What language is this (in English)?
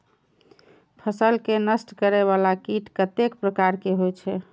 Maithili